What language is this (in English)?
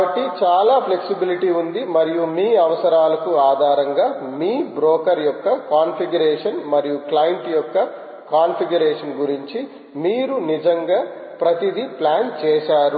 Telugu